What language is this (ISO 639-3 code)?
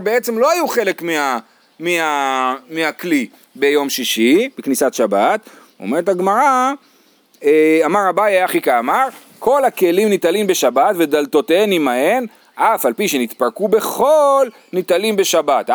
heb